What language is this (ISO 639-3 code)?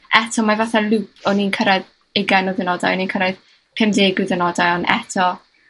cym